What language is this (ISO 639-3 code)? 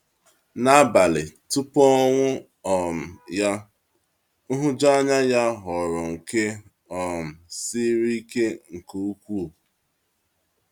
ibo